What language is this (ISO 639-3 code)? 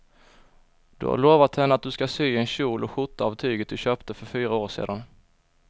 swe